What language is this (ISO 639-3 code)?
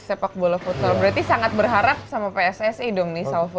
ind